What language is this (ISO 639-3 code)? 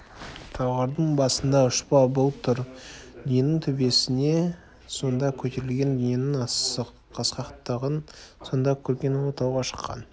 kaz